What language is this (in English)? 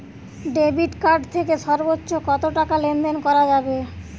Bangla